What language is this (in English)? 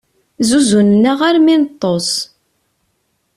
Kabyle